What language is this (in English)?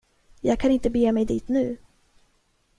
Swedish